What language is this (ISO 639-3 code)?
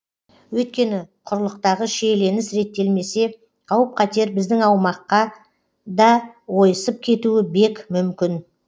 kaz